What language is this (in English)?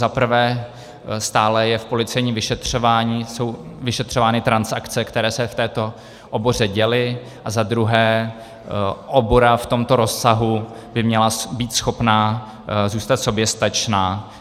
Czech